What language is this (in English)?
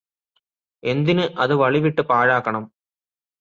Malayalam